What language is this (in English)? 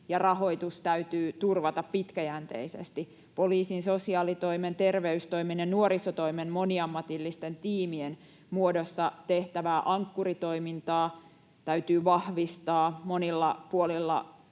Finnish